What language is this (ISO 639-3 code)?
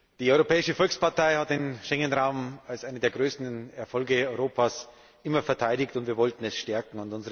deu